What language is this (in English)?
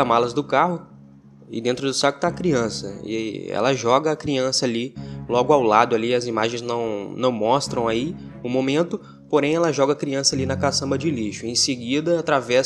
Portuguese